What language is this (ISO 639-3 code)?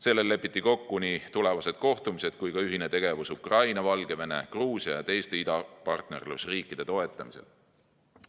est